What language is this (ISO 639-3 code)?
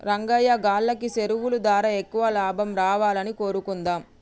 tel